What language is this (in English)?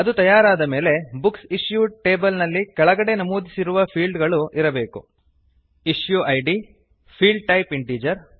Kannada